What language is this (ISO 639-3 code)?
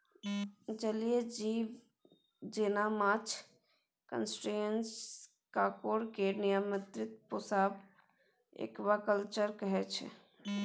mai